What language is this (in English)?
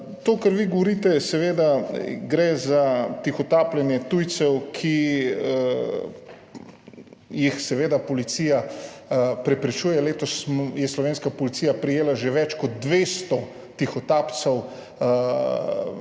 Slovenian